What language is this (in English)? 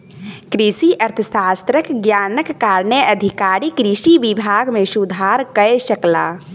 Maithili